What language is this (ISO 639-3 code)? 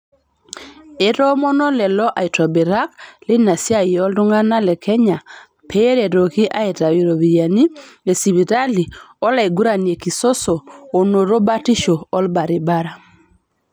mas